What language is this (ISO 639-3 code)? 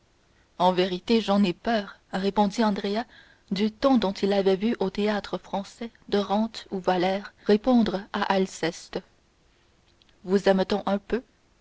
fra